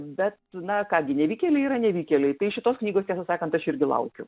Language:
Lithuanian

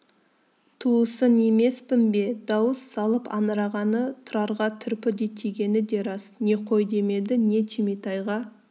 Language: Kazakh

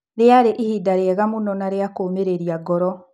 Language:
Kikuyu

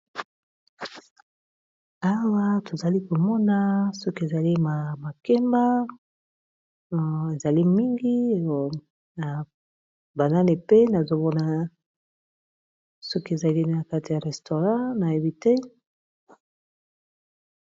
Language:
Lingala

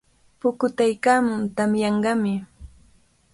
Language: Cajatambo North Lima Quechua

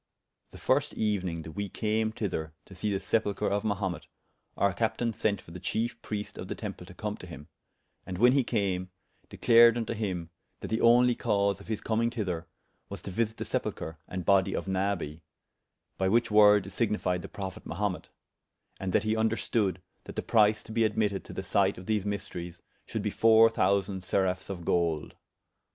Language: English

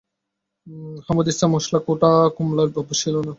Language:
Bangla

